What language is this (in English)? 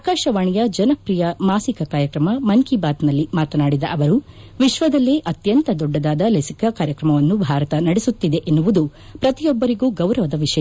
Kannada